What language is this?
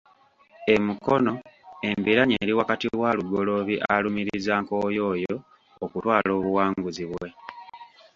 Ganda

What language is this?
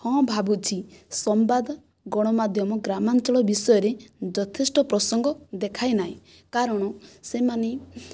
Odia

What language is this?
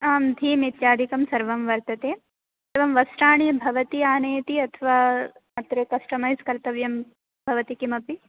Sanskrit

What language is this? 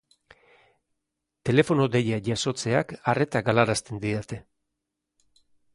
Basque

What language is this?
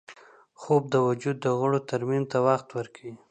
Pashto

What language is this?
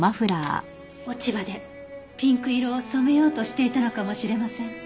Japanese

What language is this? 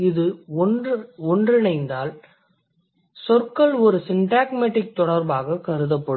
Tamil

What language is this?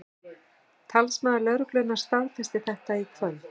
Icelandic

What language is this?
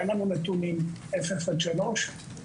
Hebrew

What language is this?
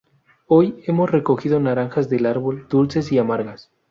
Spanish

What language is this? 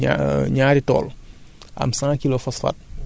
Wolof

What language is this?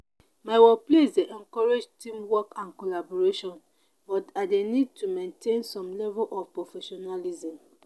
Nigerian Pidgin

